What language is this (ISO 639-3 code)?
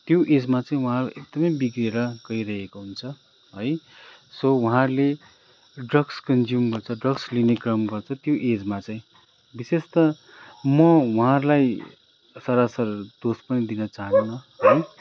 nep